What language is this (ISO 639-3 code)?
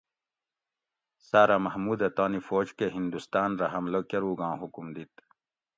gwc